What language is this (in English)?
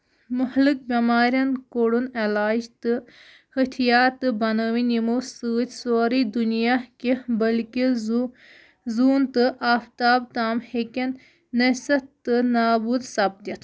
Kashmiri